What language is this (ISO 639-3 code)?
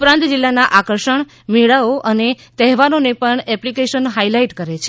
guj